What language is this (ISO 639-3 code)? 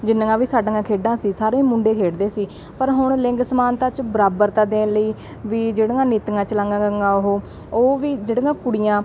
pan